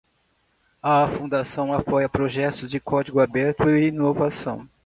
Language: Portuguese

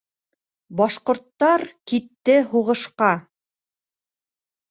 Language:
Bashkir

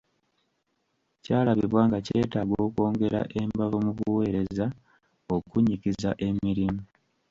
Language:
Ganda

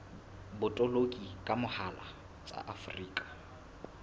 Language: Southern Sotho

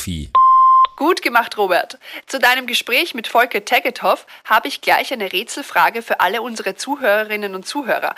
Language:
German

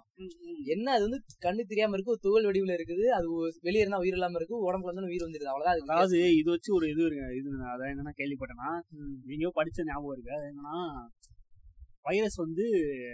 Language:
Tamil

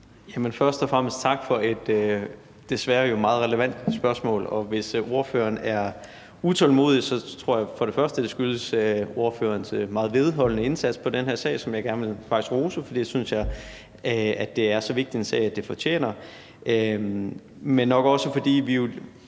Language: Danish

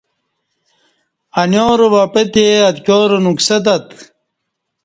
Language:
Kati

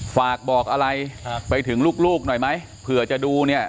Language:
Thai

